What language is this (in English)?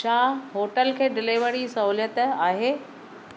Sindhi